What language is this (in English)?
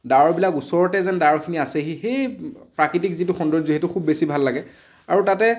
Assamese